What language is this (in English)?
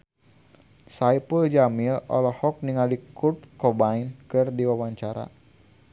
Sundanese